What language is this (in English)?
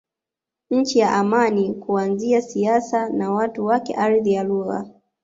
Swahili